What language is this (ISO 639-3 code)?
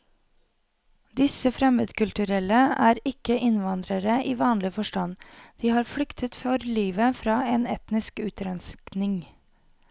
nor